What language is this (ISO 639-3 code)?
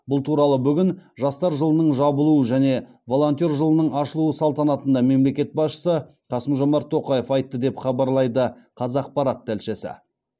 kaz